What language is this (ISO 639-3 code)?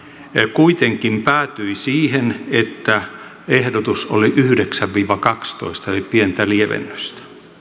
fin